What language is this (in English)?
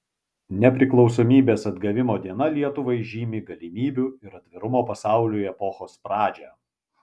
Lithuanian